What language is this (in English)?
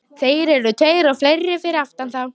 Icelandic